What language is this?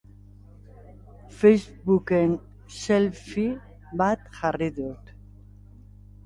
Basque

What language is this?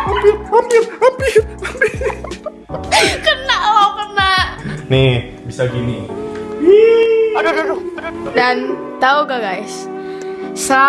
Indonesian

